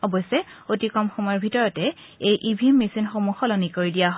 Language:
Assamese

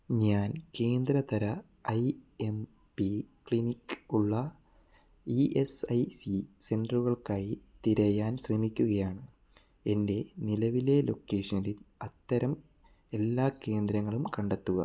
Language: Malayalam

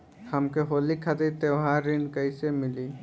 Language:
Bhojpuri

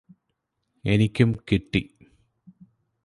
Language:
Malayalam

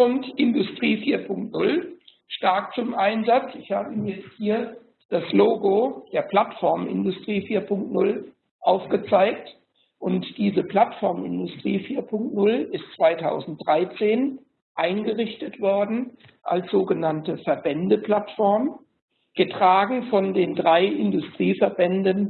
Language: German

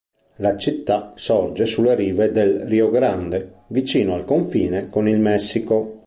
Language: Italian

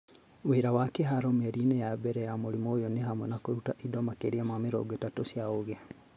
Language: Kikuyu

